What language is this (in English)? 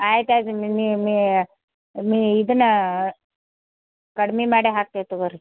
Kannada